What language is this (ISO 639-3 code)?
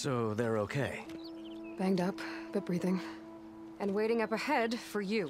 hun